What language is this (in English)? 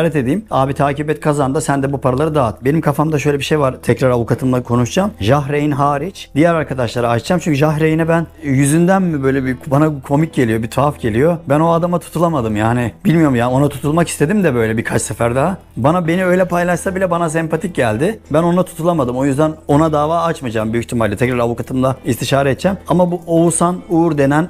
Turkish